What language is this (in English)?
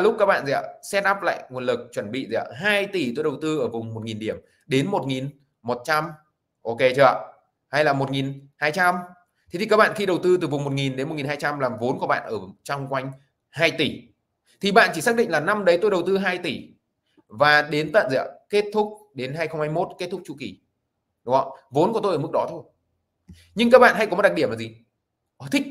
Vietnamese